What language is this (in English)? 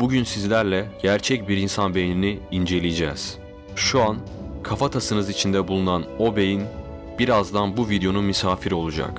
Turkish